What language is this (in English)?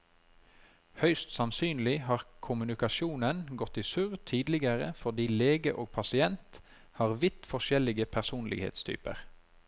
Norwegian